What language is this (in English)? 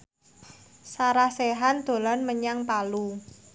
Javanese